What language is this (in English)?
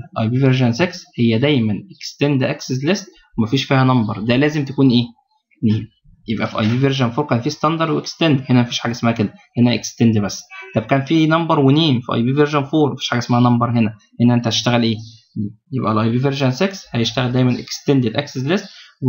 Arabic